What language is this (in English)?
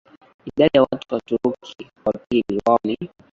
Swahili